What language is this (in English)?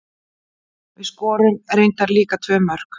Icelandic